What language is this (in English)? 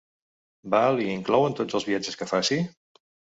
Catalan